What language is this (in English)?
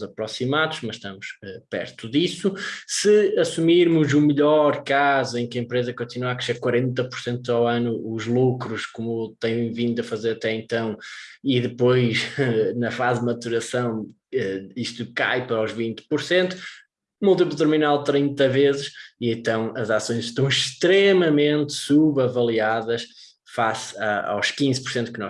Portuguese